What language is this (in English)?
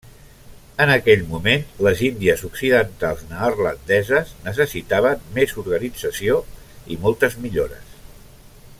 Catalan